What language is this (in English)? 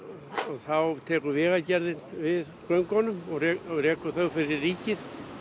Icelandic